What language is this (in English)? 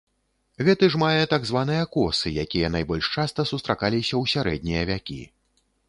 Belarusian